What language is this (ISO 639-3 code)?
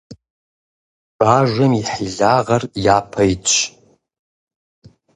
kbd